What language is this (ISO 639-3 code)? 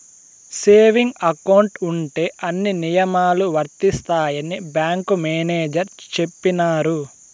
tel